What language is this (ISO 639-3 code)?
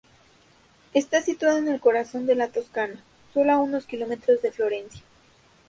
spa